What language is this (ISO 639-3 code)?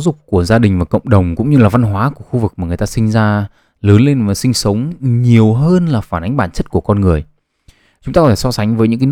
vie